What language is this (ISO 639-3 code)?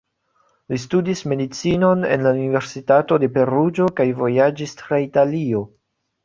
epo